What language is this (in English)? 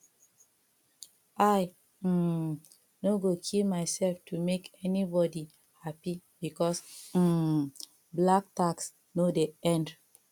Nigerian Pidgin